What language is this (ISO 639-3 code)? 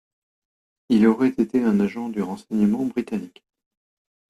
fra